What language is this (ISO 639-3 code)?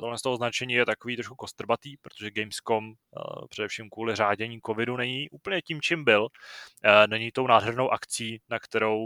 ces